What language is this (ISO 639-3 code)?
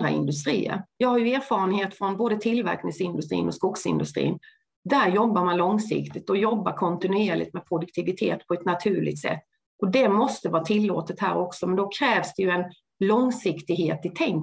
swe